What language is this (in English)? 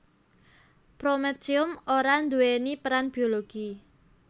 Javanese